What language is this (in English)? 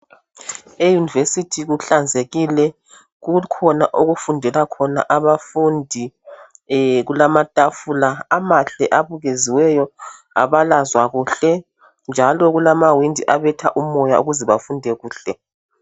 North Ndebele